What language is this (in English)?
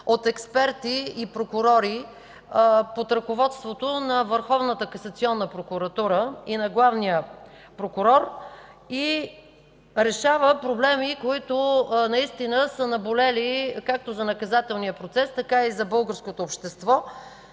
Bulgarian